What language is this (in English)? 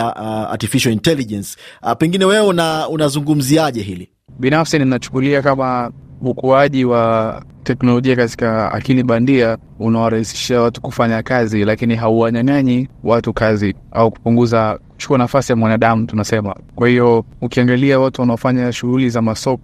Swahili